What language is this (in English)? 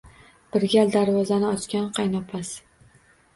Uzbek